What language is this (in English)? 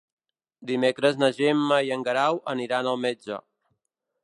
Catalan